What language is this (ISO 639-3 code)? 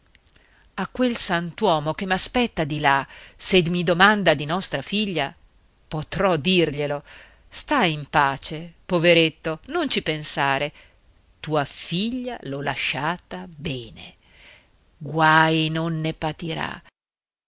ita